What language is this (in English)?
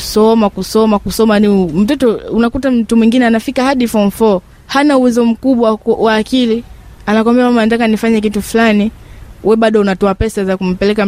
Swahili